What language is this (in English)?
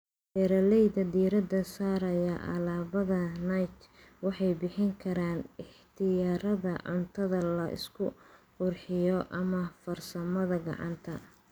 Somali